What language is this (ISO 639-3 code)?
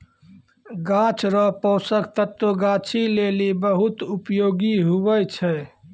mai